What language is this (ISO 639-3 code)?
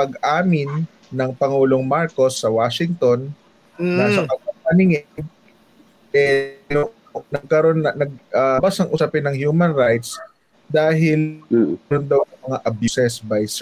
fil